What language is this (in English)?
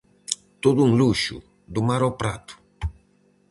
Galician